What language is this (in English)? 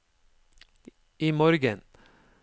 Norwegian